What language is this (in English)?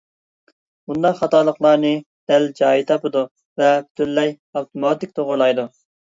Uyghur